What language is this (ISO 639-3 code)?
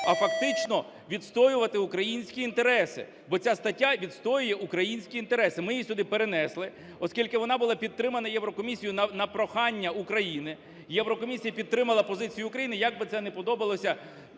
ukr